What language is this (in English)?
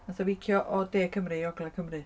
Welsh